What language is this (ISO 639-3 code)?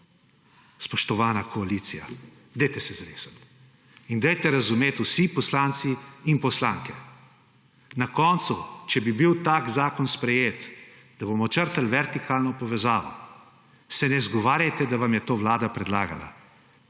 slv